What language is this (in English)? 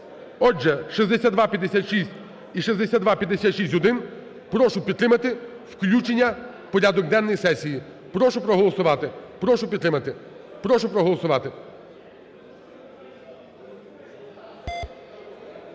Ukrainian